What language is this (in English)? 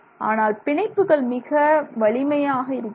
Tamil